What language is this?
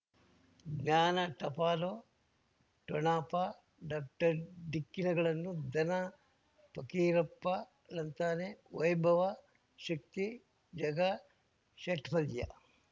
Kannada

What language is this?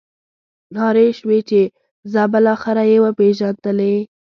Pashto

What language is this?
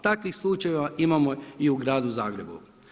Croatian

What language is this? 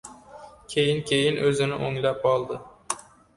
Uzbek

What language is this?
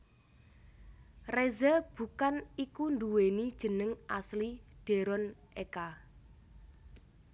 Javanese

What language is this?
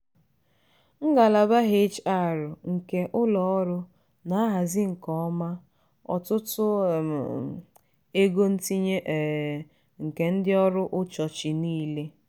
Igbo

